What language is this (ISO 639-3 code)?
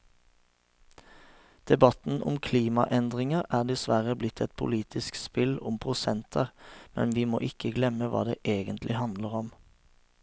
nor